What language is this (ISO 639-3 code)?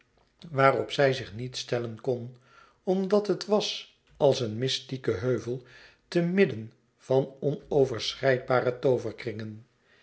nld